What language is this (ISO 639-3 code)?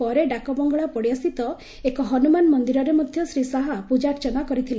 ori